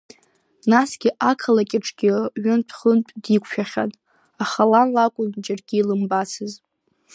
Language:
Abkhazian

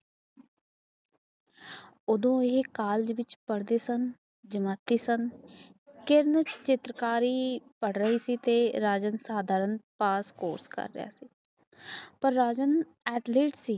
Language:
Punjabi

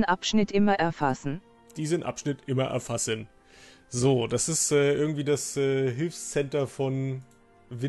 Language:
German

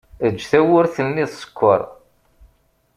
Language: Kabyle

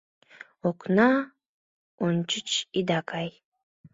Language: Mari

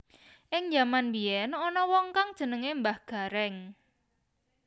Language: Javanese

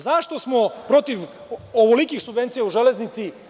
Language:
Serbian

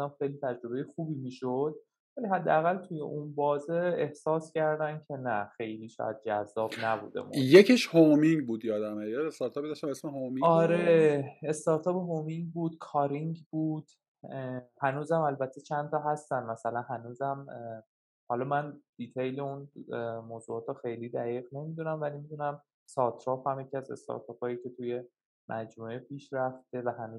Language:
Persian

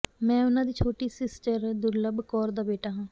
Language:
Punjabi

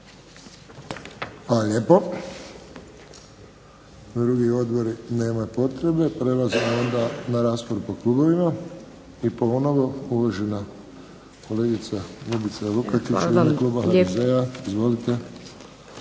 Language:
Croatian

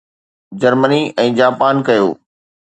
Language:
Sindhi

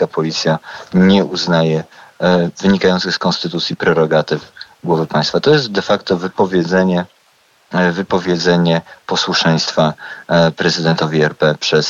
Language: Polish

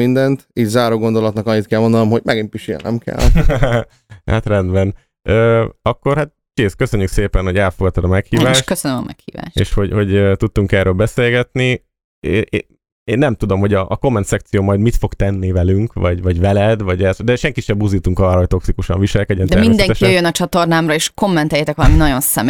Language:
Hungarian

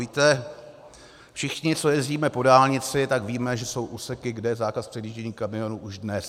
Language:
Czech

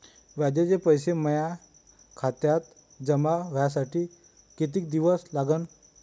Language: Marathi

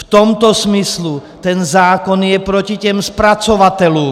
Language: Czech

